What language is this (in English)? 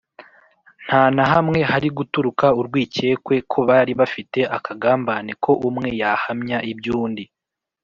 Kinyarwanda